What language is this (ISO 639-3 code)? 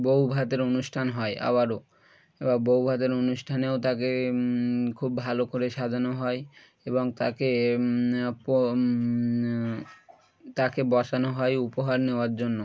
ben